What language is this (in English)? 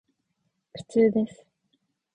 Japanese